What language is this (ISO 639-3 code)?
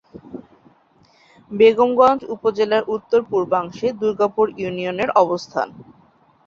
ben